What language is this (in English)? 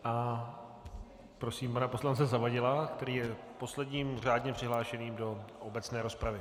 Czech